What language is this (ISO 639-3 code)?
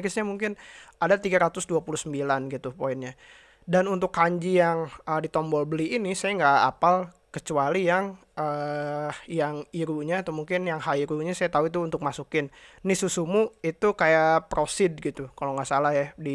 ind